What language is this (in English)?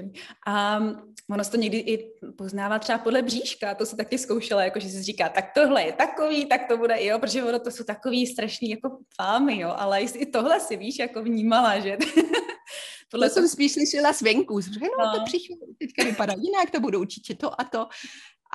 Czech